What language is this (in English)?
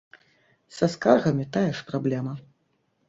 Belarusian